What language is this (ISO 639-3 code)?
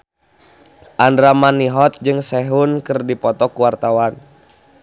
sun